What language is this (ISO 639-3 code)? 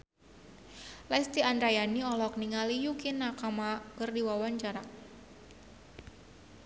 sun